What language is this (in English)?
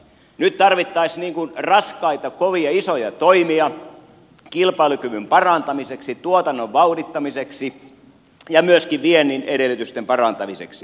Finnish